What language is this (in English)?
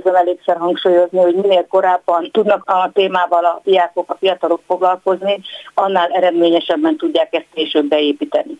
Hungarian